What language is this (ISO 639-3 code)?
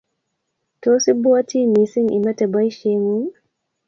kln